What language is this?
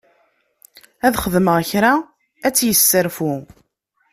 Kabyle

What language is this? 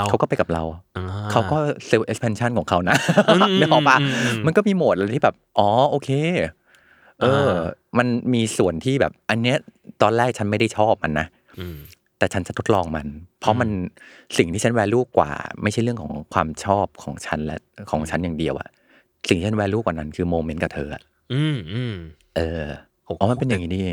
Thai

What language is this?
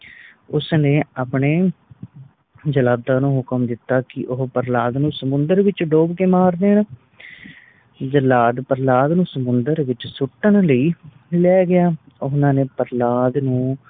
Punjabi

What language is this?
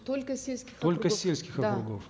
Kazakh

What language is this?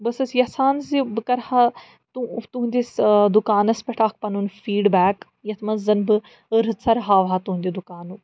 Kashmiri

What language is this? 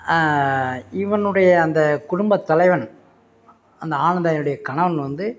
Tamil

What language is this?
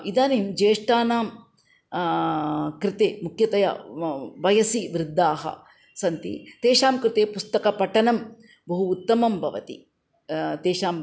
Sanskrit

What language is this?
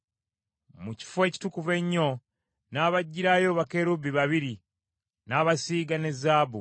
Ganda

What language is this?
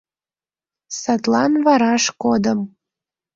Mari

